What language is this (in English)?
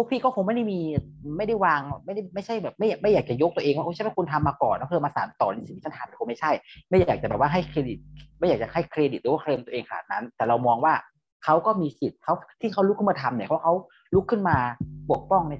Thai